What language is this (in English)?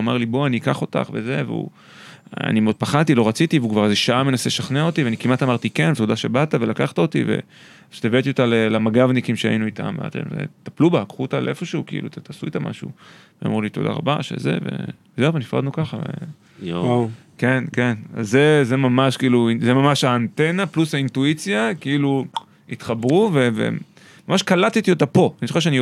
Hebrew